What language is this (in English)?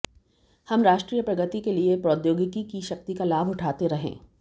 Hindi